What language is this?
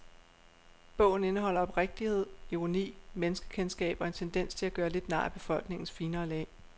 Danish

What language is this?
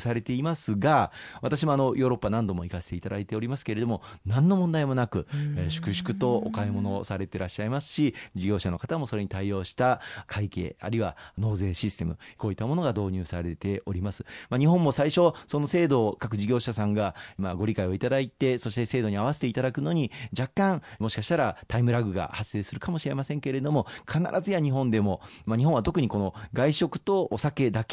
Japanese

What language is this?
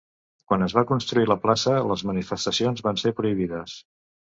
Catalan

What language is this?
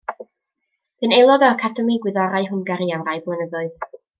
Welsh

